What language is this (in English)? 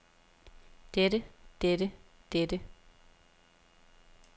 Danish